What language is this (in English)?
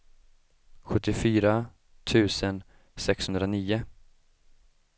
Swedish